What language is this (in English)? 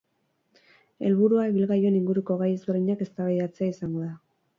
Basque